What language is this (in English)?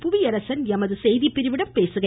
Tamil